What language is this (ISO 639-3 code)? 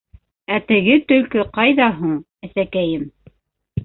bak